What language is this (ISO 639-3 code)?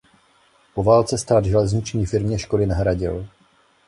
ces